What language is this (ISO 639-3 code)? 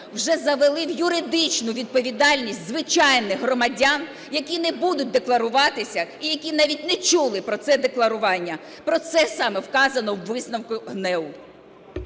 ukr